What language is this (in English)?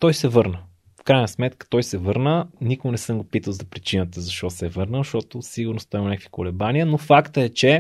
Bulgarian